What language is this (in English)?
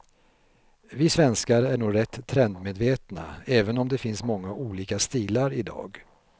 Swedish